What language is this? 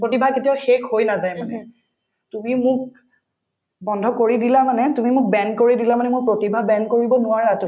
Assamese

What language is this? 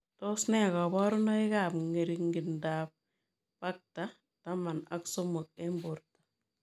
Kalenjin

